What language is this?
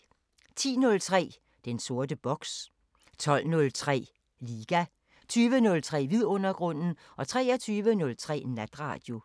Danish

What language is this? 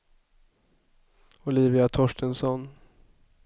Swedish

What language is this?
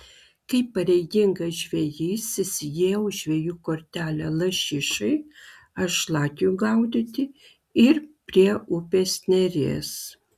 Lithuanian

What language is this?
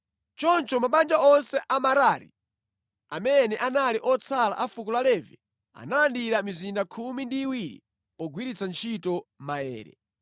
Nyanja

